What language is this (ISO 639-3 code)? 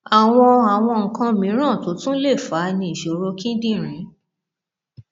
yor